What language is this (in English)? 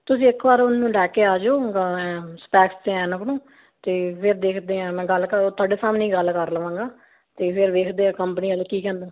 Punjabi